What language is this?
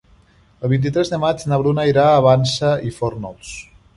Catalan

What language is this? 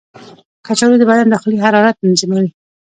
Pashto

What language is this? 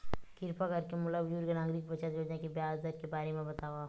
Chhattisgarhi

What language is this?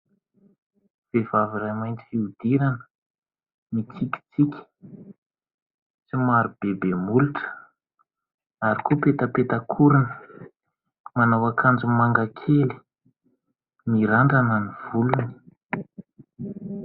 Malagasy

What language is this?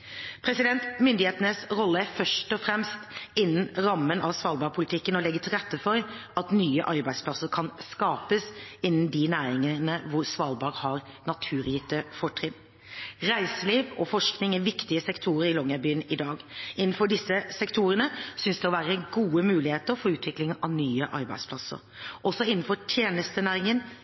Norwegian Bokmål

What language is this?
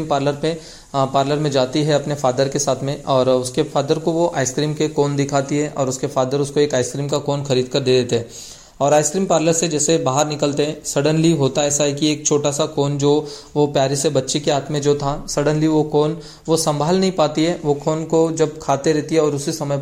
Hindi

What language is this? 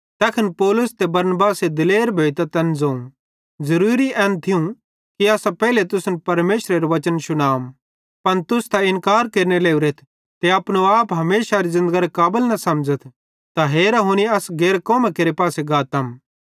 Bhadrawahi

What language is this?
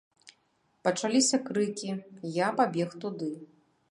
Belarusian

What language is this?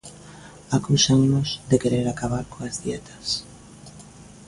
Galician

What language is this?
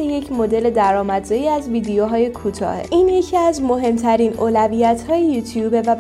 Persian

